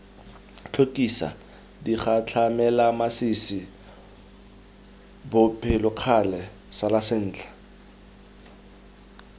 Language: Tswana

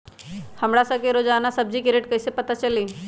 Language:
Magahi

